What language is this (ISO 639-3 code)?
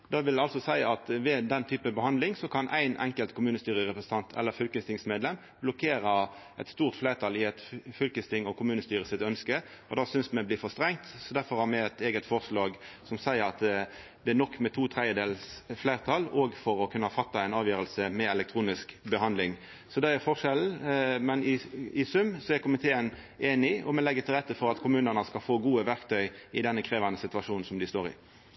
nno